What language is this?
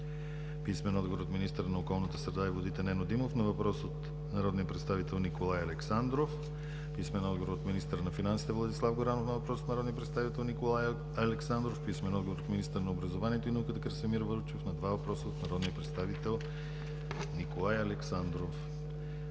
Bulgarian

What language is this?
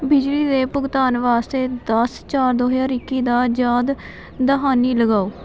Punjabi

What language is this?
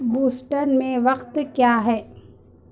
Urdu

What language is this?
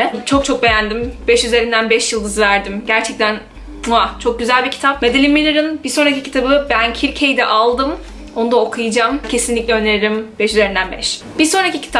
Turkish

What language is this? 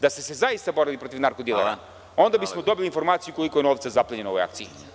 Serbian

